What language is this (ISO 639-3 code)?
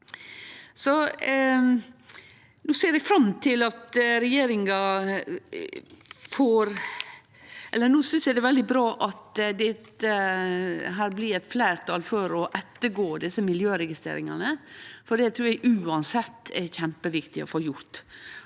nor